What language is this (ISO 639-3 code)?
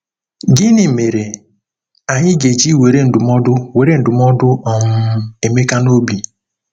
ibo